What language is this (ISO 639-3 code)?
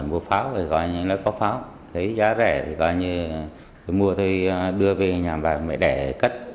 vie